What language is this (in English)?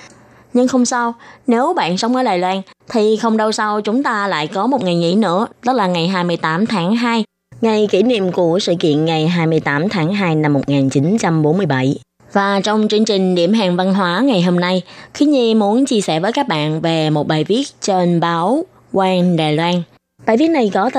Vietnamese